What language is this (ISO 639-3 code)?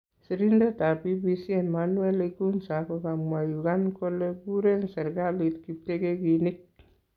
kln